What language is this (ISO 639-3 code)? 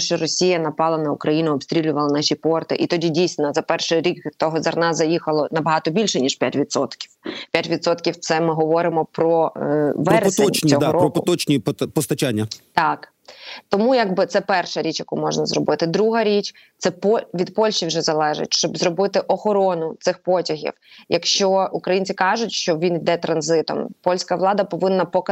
ukr